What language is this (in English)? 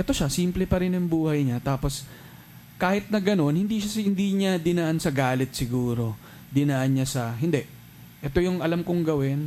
Filipino